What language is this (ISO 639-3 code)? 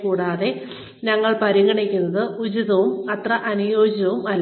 mal